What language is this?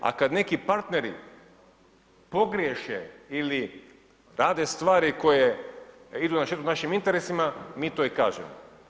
Croatian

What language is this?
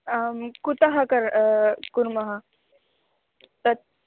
Sanskrit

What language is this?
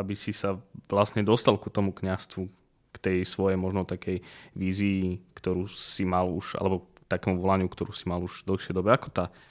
Slovak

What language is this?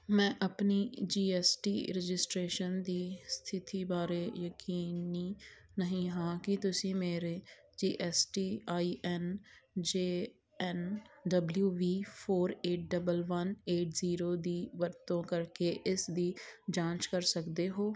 Punjabi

